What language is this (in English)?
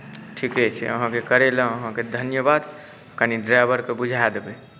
Maithili